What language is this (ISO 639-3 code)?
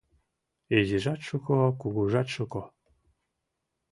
chm